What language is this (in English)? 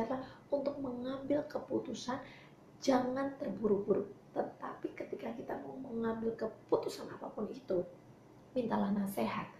Indonesian